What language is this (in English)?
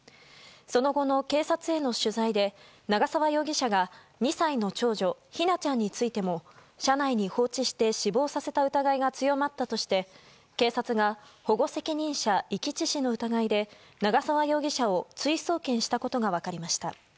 Japanese